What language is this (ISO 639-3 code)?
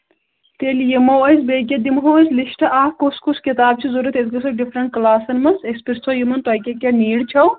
kas